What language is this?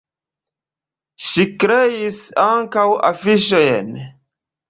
Esperanto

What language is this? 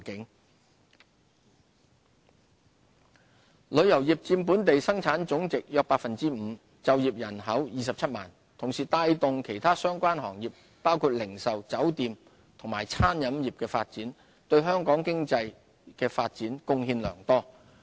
Cantonese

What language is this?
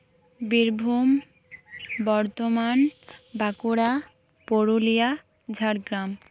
Santali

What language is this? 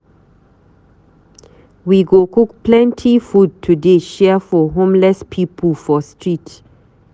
Nigerian Pidgin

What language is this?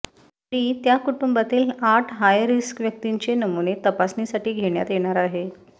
Marathi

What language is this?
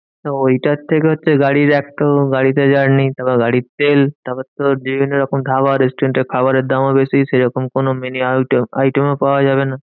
Bangla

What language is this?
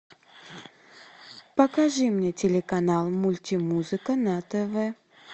Russian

